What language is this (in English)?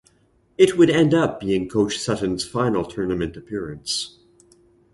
English